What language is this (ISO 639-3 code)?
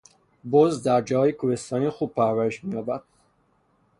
fas